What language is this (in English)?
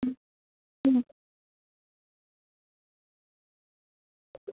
Bangla